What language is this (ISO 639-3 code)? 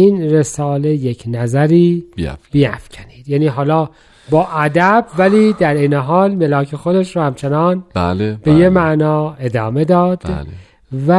fas